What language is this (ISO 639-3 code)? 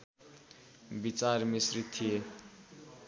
nep